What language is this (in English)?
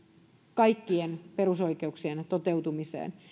Finnish